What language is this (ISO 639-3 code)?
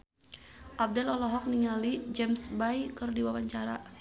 sun